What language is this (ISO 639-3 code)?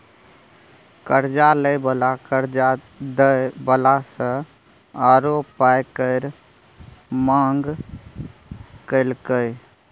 mai